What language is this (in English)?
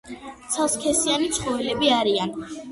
Georgian